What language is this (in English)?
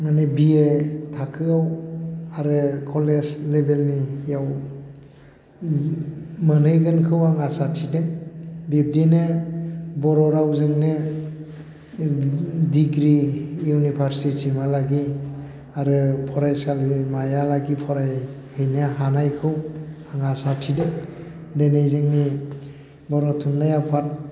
Bodo